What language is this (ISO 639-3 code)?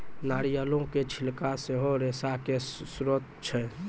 mai